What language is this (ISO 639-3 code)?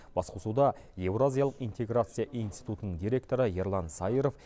kaz